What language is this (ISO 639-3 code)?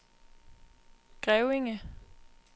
dan